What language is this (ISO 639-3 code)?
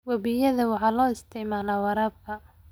som